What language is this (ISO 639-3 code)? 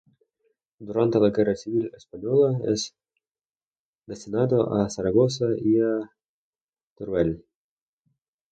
spa